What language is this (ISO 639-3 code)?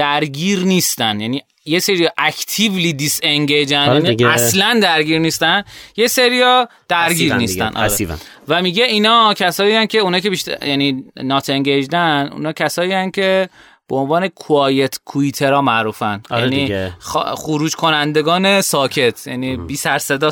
fas